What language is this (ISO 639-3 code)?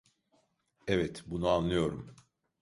tur